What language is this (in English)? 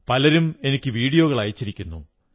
Malayalam